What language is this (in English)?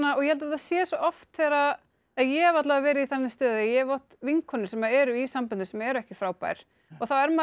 Icelandic